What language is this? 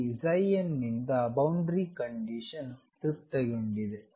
Kannada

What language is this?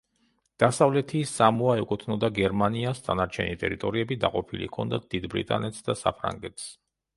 Georgian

